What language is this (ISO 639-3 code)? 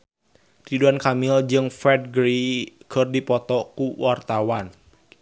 sun